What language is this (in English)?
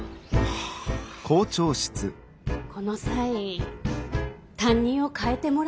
Japanese